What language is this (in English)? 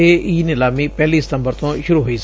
Punjabi